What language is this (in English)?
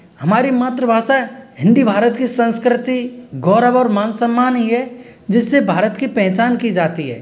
Hindi